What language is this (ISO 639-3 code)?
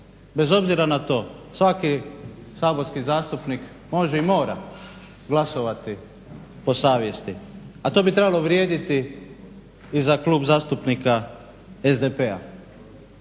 hrv